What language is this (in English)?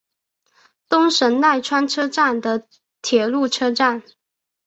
Chinese